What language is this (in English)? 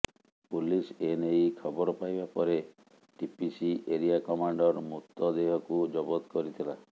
Odia